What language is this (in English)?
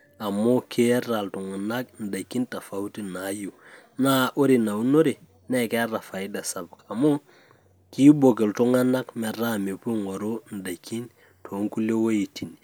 Masai